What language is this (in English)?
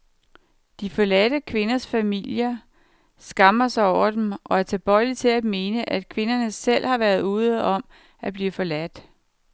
Danish